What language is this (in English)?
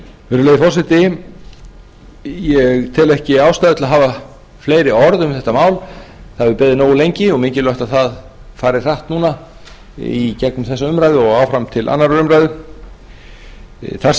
Icelandic